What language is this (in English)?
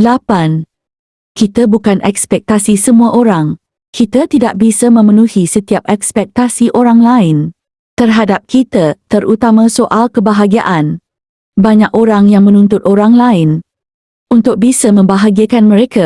Malay